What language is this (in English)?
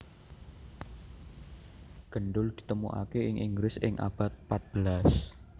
Javanese